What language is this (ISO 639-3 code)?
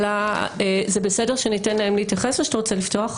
heb